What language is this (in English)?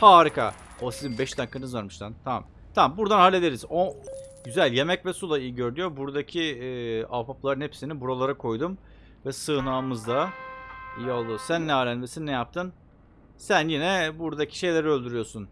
Turkish